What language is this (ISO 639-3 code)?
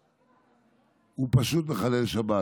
heb